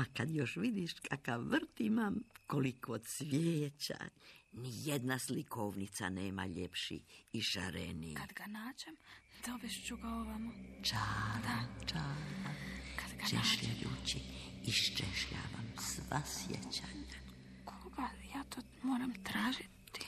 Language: Croatian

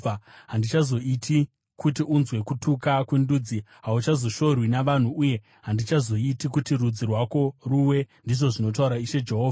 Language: Shona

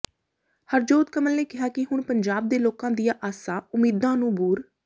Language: Punjabi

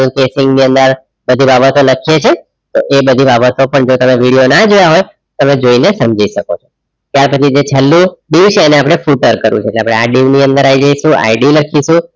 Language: Gujarati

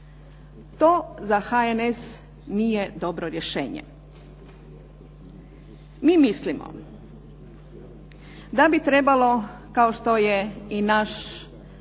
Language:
Croatian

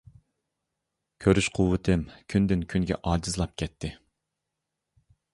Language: Uyghur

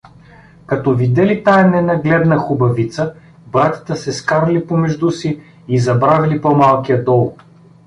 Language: Bulgarian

